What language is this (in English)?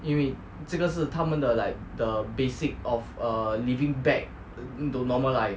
English